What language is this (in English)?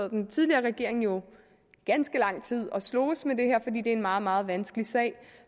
Danish